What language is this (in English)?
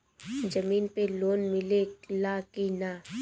Bhojpuri